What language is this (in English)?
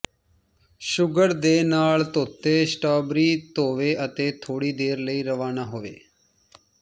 Punjabi